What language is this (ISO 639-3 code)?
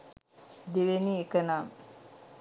sin